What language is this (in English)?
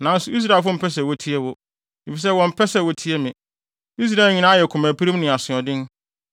Akan